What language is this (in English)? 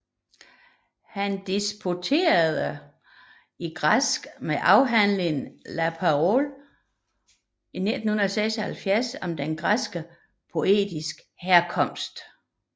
Danish